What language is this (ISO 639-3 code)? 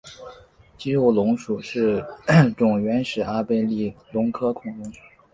zho